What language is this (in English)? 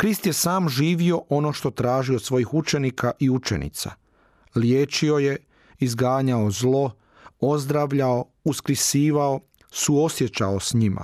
Croatian